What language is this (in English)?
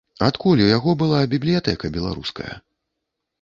Belarusian